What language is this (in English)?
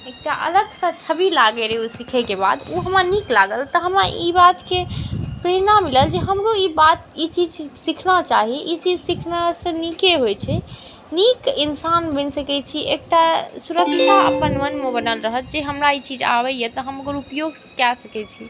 Maithili